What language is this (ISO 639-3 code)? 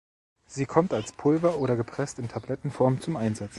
deu